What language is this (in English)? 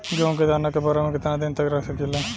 Bhojpuri